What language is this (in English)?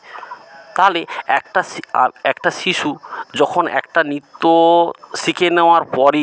Bangla